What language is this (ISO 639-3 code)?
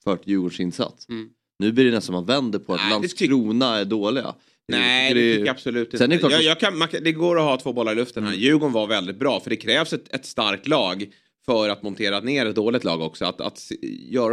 swe